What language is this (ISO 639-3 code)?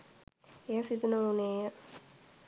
sin